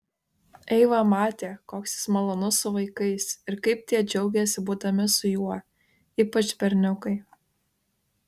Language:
Lithuanian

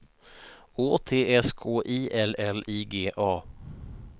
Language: Swedish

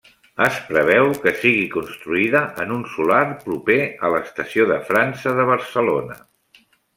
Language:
Catalan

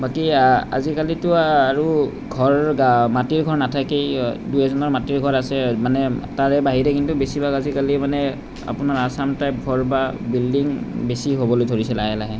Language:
Assamese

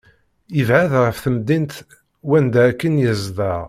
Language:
Kabyle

